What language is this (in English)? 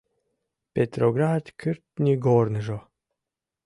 Mari